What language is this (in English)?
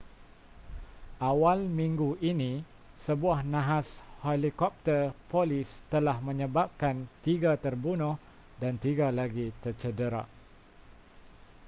Malay